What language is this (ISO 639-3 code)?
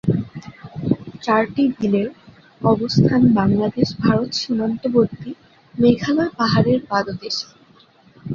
ben